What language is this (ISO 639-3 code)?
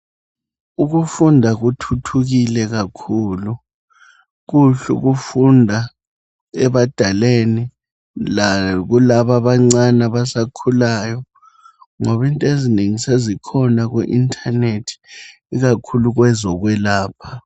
nde